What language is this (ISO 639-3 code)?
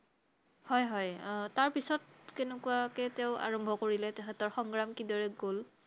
asm